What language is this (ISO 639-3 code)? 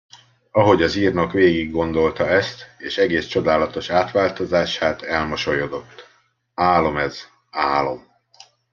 hun